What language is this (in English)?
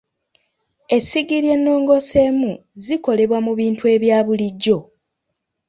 Ganda